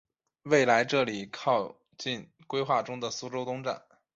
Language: Chinese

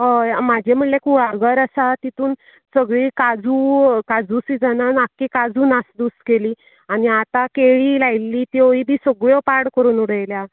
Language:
Konkani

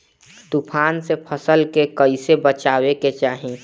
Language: Bhojpuri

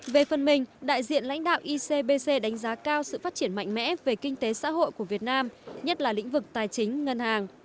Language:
Vietnamese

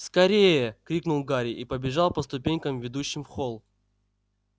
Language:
Russian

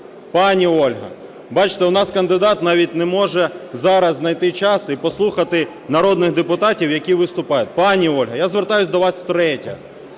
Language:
Ukrainian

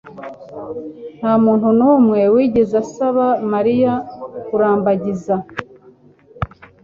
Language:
Kinyarwanda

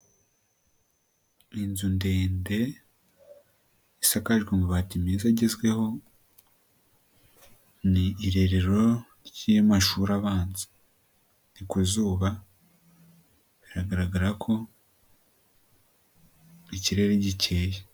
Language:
Kinyarwanda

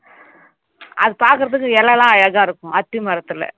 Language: Tamil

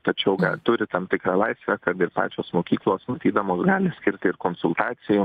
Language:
Lithuanian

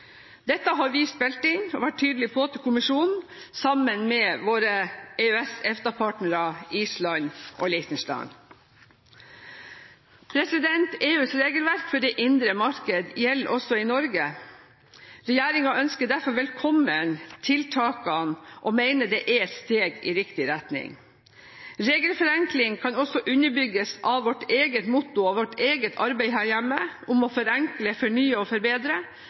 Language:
Norwegian Bokmål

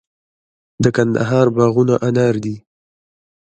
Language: Pashto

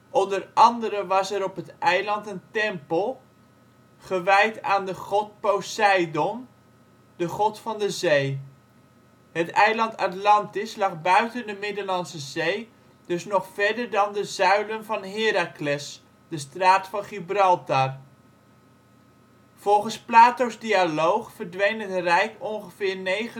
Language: Dutch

